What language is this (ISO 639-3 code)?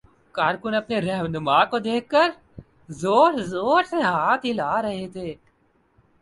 urd